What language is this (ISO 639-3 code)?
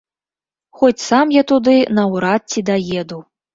bel